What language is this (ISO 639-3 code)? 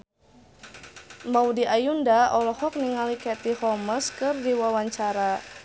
sun